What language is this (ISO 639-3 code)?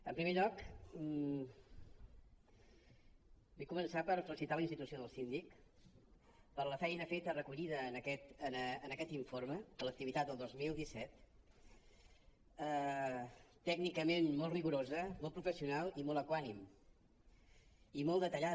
cat